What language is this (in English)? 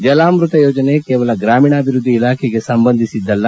Kannada